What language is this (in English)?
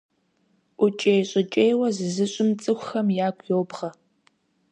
Kabardian